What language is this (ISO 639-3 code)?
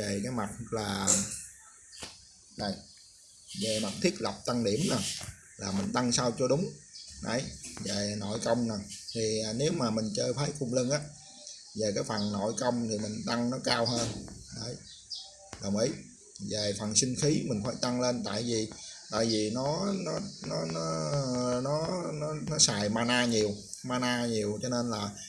vie